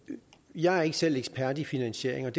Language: Danish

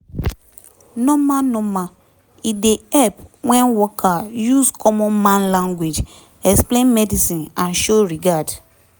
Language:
Nigerian Pidgin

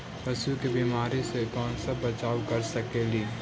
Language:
Magahi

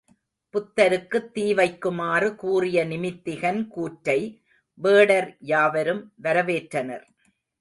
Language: Tamil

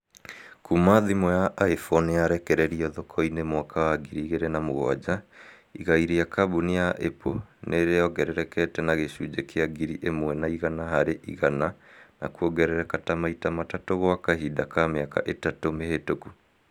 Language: Kikuyu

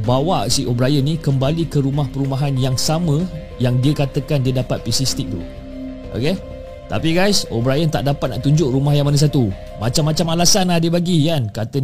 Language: Malay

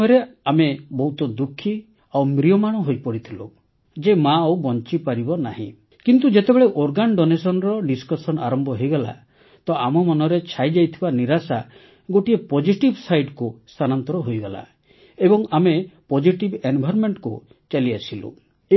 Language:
Odia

